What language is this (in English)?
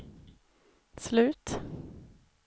Swedish